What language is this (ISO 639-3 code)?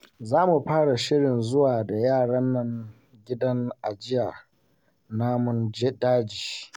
hau